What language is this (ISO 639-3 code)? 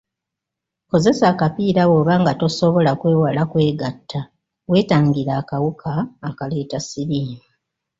lug